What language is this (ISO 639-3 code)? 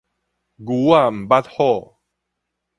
nan